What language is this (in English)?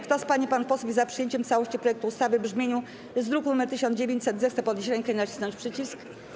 Polish